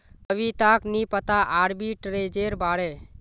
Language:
Magahi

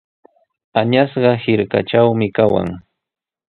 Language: Sihuas Ancash Quechua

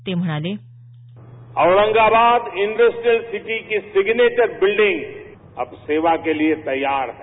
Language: Marathi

